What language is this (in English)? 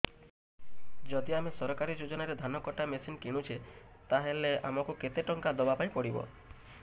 Odia